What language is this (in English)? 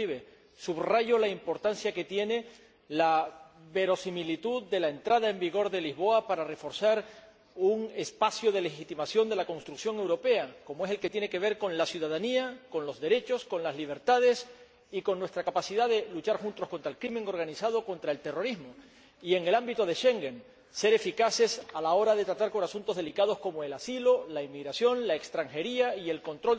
Spanish